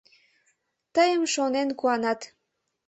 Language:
Mari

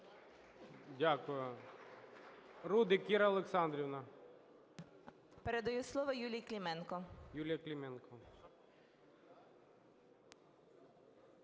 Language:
Ukrainian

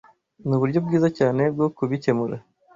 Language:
Kinyarwanda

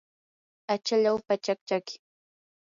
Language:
Yanahuanca Pasco Quechua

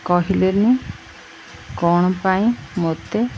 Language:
Odia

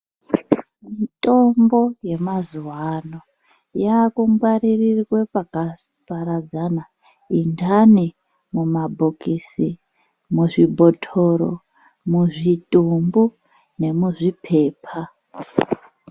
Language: Ndau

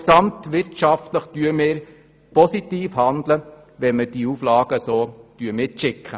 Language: Swiss German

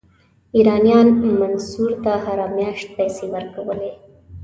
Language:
Pashto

